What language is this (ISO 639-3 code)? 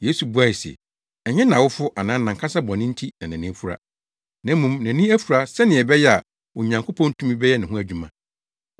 aka